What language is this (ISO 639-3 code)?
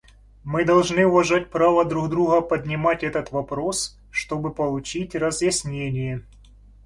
rus